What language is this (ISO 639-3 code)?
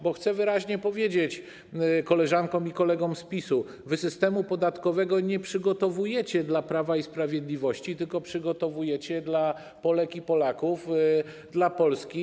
pol